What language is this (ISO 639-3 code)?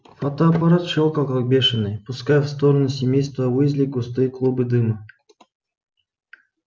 rus